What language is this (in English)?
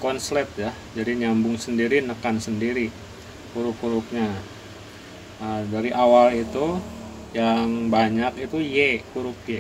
Indonesian